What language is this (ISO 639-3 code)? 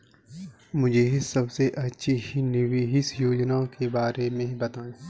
hin